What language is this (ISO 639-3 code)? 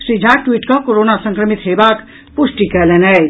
mai